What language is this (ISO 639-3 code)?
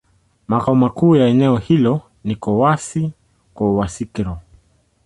swa